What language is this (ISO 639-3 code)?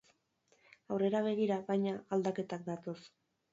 eus